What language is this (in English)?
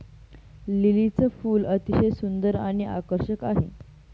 Marathi